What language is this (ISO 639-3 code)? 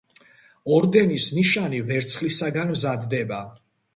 kat